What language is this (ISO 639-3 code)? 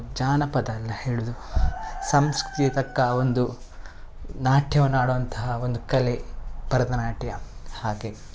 kan